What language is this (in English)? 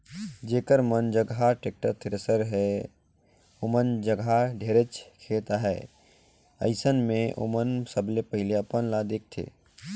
Chhattisgarhi